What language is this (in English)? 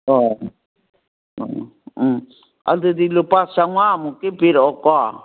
Manipuri